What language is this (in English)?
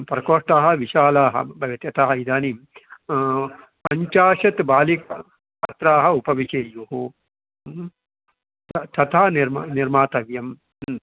Sanskrit